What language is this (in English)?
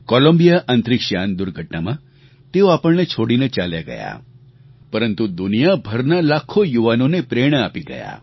Gujarati